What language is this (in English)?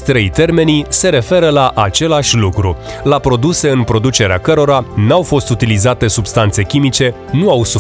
Romanian